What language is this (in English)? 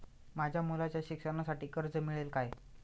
Marathi